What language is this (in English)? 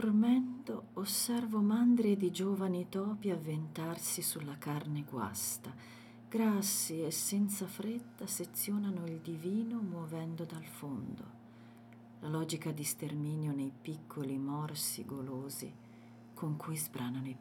Italian